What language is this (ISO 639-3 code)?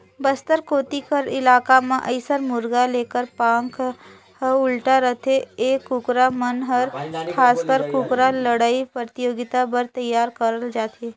hne